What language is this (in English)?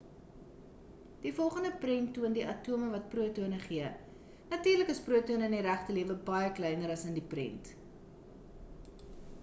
Afrikaans